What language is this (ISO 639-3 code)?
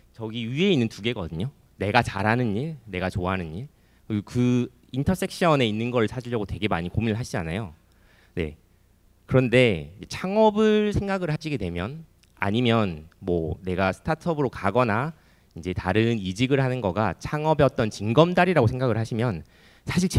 kor